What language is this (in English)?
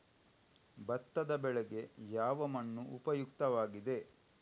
Kannada